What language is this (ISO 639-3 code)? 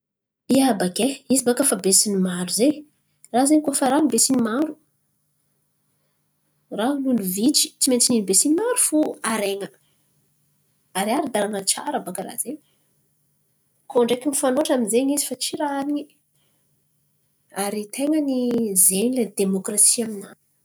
xmv